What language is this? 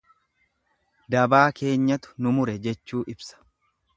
Oromo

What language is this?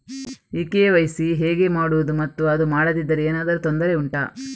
Kannada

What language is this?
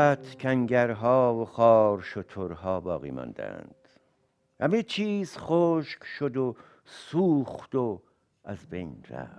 Persian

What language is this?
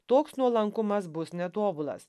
Lithuanian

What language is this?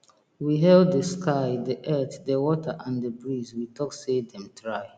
Nigerian Pidgin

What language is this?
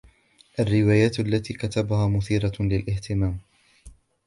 Arabic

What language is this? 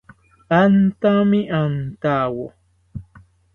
South Ucayali Ashéninka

